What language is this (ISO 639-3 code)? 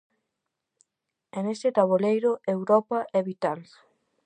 glg